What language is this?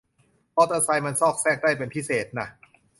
Thai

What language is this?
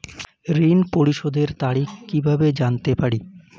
Bangla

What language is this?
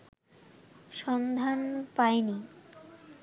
Bangla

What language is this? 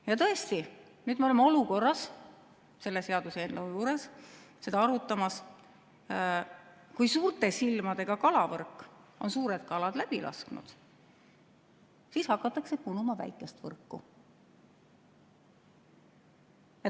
Estonian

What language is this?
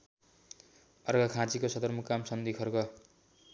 Nepali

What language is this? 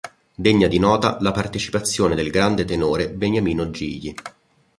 Italian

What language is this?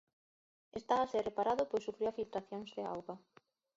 Galician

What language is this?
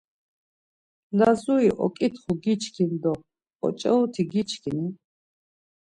Laz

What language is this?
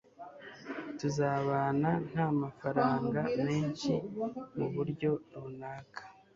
Kinyarwanda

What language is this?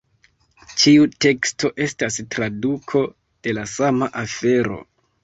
Esperanto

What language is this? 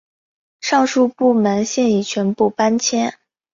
Chinese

